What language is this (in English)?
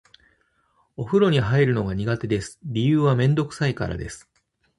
Japanese